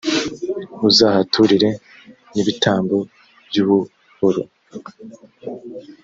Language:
Kinyarwanda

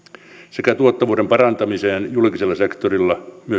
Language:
Finnish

